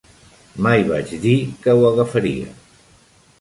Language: Catalan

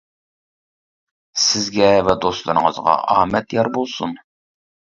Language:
Uyghur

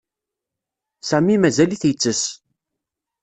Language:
Kabyle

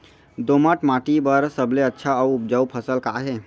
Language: Chhattisgarhi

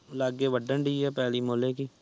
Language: Punjabi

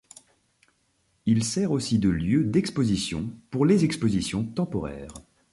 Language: French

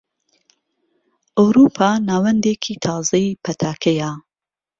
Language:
Central Kurdish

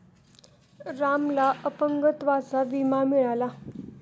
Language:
Marathi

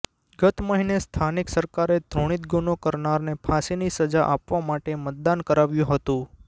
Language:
Gujarati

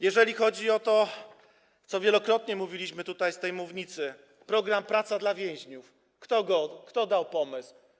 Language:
Polish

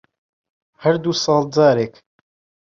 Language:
Central Kurdish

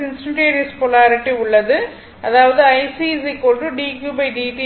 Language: Tamil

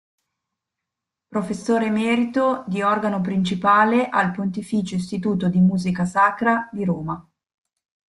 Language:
Italian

